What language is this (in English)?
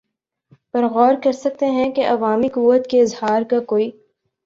Urdu